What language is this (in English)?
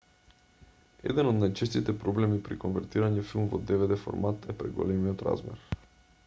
Macedonian